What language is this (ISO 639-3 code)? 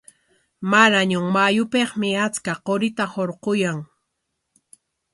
qwa